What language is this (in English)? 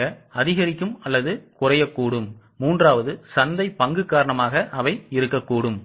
Tamil